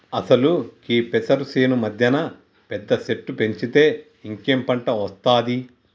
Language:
Telugu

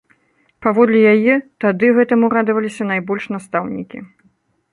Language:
Belarusian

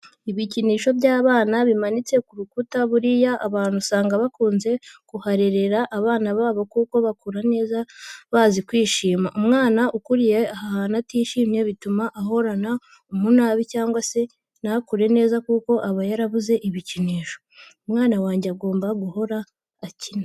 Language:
Kinyarwanda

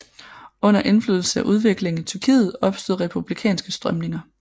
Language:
Danish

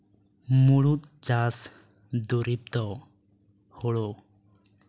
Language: Santali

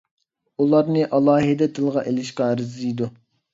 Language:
Uyghur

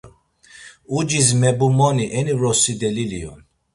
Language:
Laz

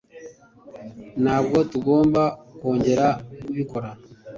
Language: Kinyarwanda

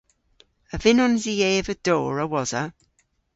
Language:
Cornish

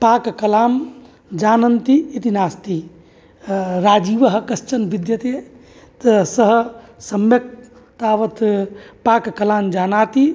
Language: Sanskrit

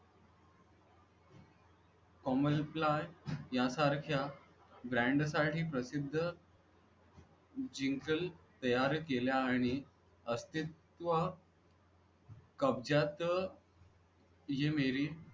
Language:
Marathi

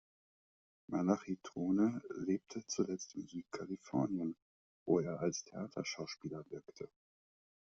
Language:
German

